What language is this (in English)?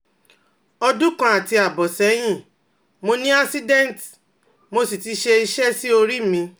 Yoruba